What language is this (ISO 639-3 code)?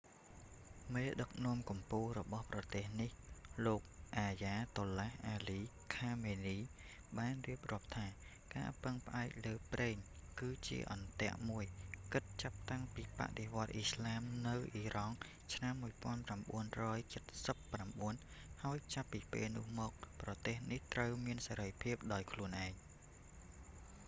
khm